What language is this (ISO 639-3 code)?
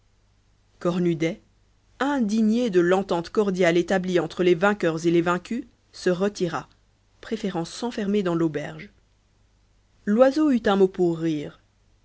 fra